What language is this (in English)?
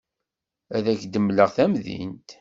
Kabyle